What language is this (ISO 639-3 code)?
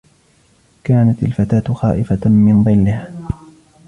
ara